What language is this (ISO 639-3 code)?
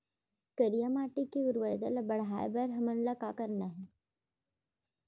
hne